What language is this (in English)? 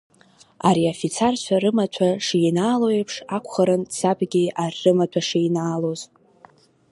Abkhazian